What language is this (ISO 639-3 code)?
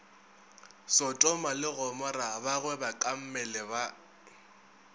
nso